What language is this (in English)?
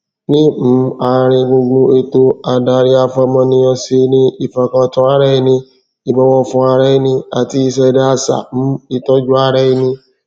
Yoruba